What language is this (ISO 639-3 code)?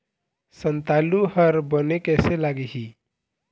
hne